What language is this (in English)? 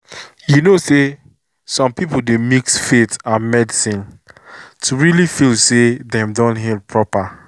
Nigerian Pidgin